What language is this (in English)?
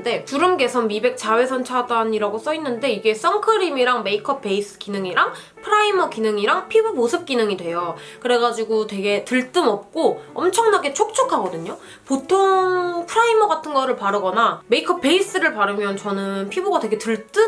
Korean